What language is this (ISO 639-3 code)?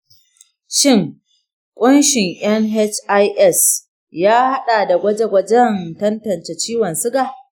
hau